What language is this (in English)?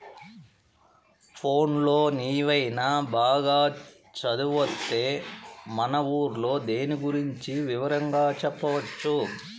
Telugu